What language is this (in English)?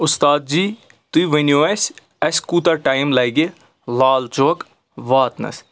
Kashmiri